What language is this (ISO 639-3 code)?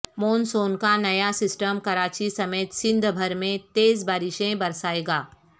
urd